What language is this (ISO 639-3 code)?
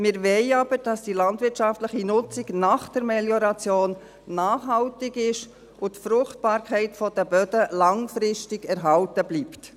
gsw